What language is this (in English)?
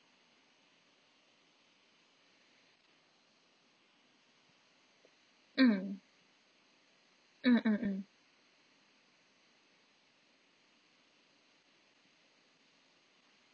English